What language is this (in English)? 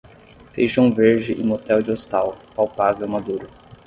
Portuguese